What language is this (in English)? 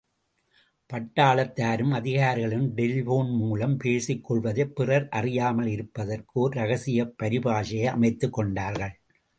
Tamil